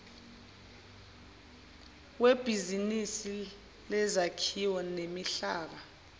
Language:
Zulu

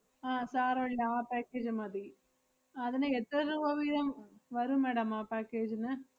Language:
Malayalam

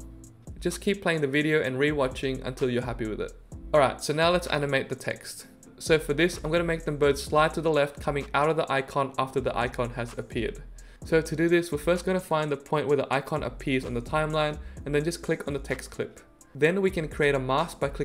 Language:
English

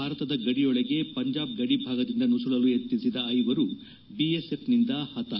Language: Kannada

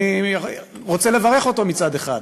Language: Hebrew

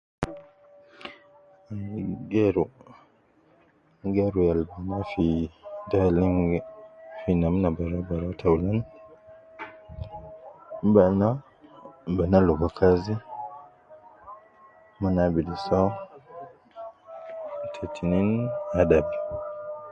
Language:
Nubi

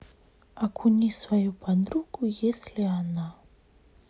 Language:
Russian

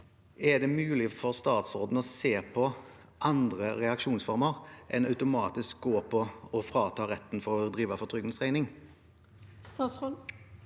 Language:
Norwegian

